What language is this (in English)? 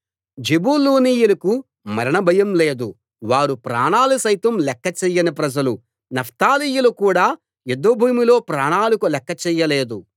Telugu